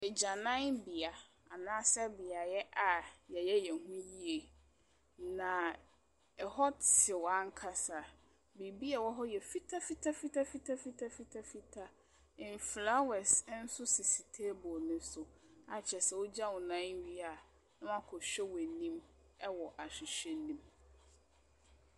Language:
Akan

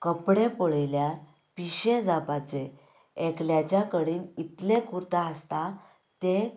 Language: Konkani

